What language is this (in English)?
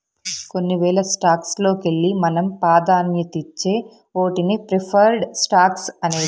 Telugu